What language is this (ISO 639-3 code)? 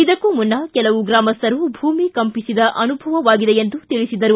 kan